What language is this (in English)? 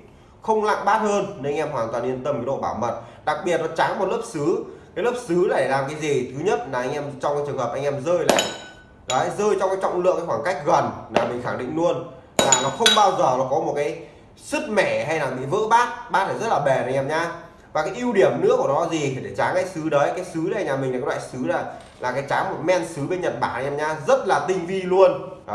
Vietnamese